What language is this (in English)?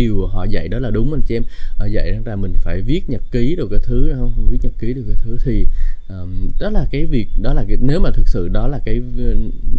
Vietnamese